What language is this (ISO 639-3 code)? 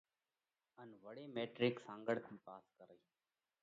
kvx